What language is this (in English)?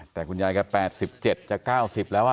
Thai